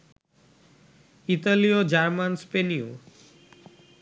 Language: Bangla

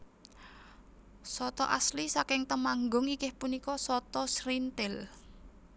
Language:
Javanese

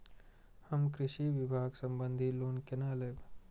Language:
Maithili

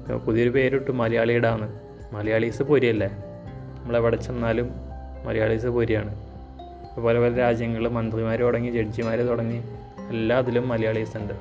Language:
Malayalam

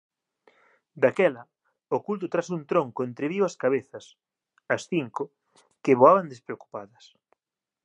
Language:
Galician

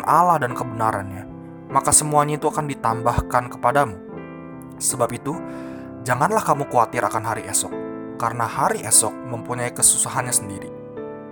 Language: Indonesian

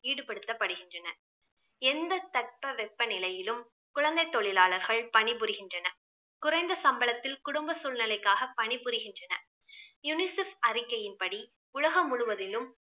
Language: Tamil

